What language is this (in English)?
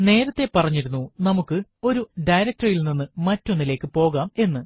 Malayalam